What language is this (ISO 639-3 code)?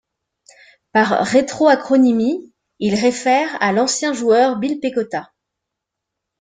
fra